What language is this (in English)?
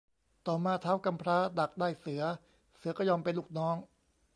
Thai